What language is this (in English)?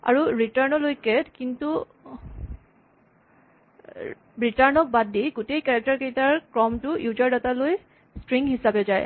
Assamese